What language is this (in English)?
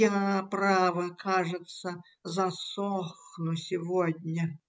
Russian